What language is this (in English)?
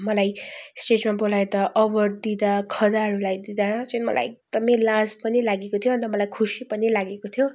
Nepali